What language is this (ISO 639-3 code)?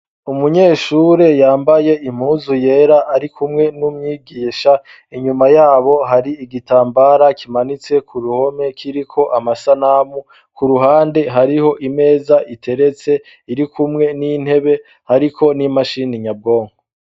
run